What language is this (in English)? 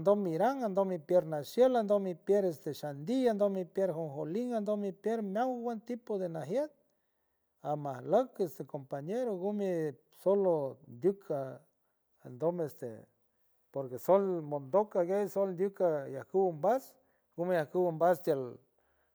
San Francisco Del Mar Huave